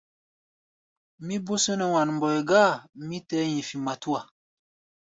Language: Gbaya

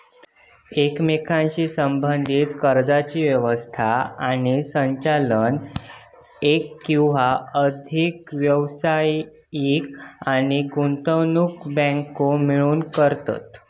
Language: Marathi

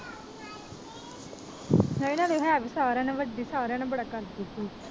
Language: Punjabi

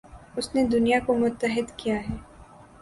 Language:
Urdu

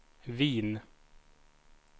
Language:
Swedish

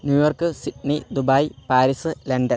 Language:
Malayalam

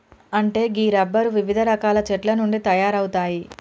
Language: Telugu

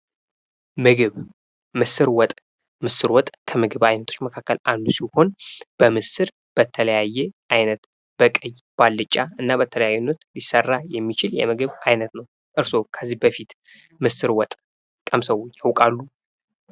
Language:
Amharic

